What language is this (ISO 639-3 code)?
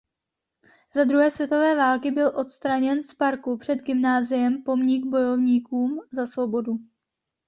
ces